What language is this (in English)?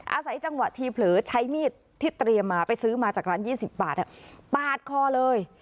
Thai